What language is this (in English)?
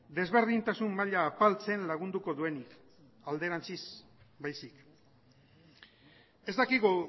Basque